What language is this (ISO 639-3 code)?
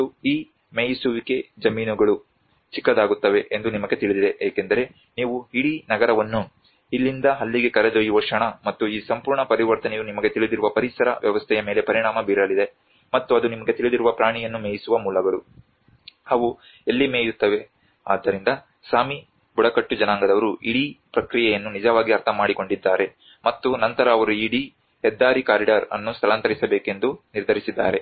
kan